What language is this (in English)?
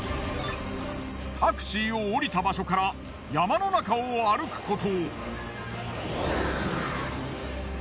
Japanese